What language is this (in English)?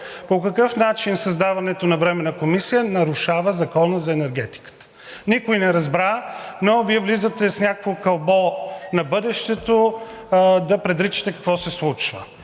Bulgarian